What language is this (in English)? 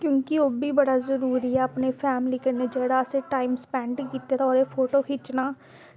Dogri